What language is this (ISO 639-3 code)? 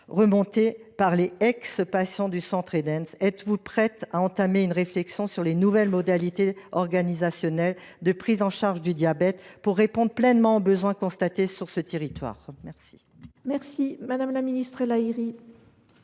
fra